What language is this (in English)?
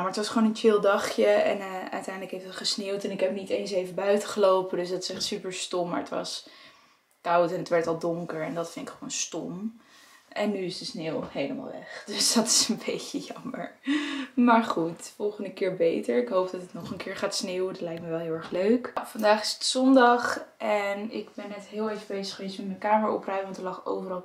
Dutch